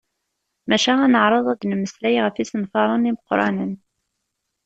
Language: Kabyle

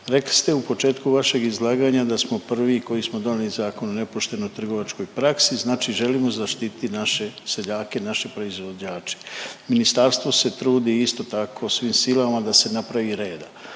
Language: Croatian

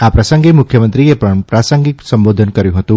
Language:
Gujarati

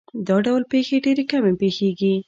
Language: Pashto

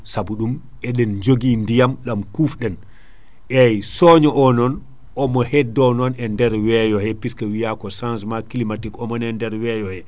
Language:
Fula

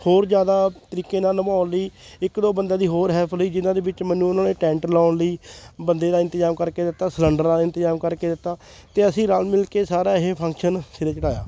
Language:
Punjabi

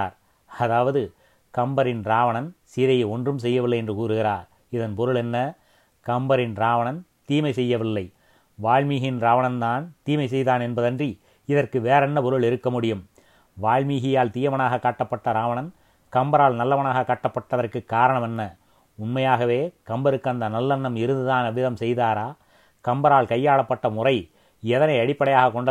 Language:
Tamil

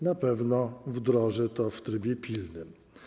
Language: Polish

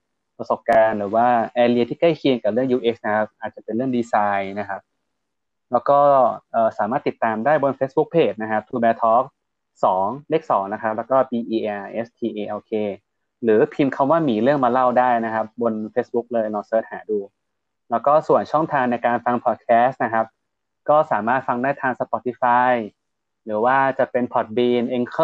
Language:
Thai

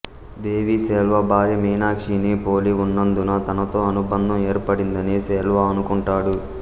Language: Telugu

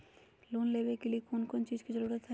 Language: Magahi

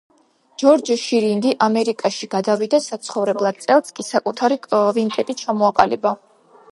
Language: Georgian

